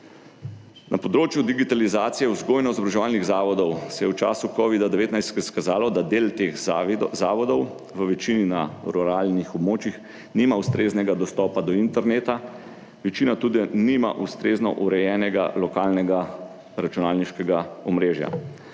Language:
Slovenian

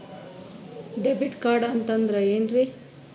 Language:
Kannada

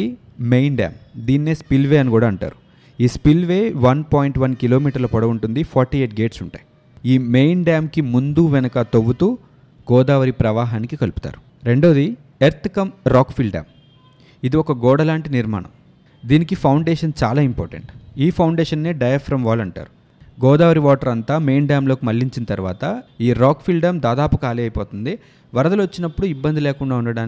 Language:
Telugu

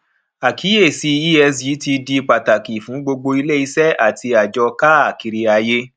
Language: Yoruba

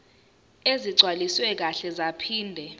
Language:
Zulu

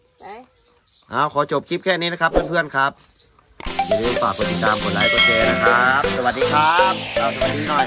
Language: Thai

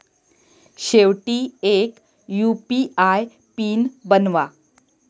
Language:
Marathi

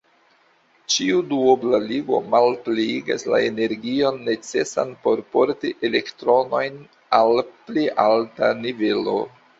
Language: Esperanto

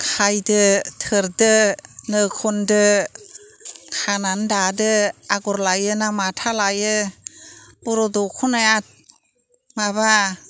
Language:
Bodo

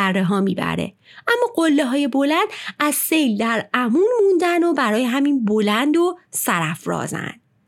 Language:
Persian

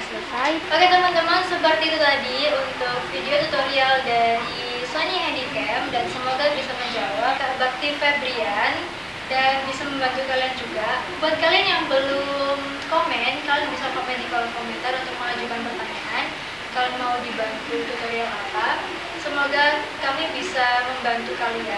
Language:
Indonesian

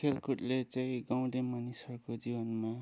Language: Nepali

